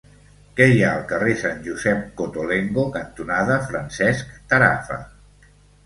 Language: Catalan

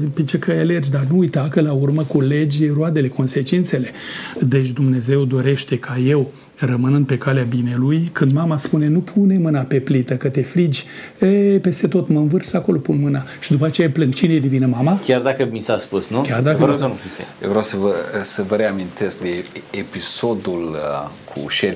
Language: Romanian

